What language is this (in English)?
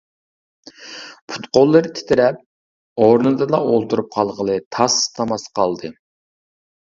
Uyghur